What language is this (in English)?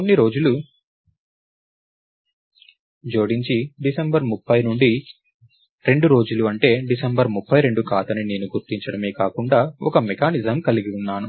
Telugu